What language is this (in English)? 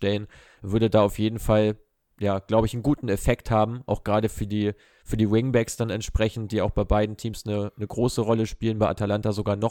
German